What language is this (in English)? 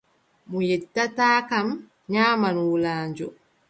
Adamawa Fulfulde